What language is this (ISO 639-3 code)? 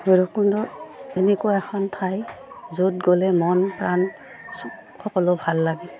asm